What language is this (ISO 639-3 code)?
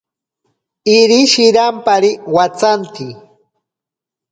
prq